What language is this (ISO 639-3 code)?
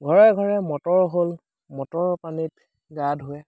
asm